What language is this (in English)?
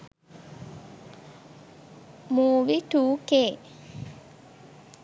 Sinhala